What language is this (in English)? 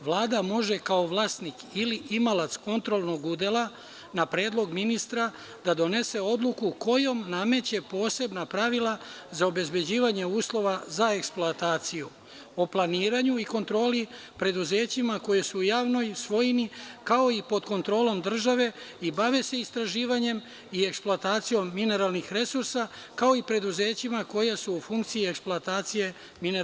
Serbian